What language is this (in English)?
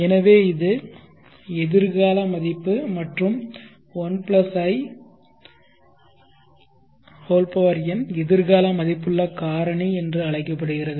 Tamil